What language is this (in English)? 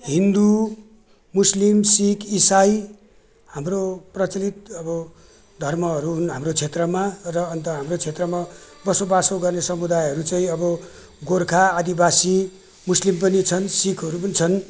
Nepali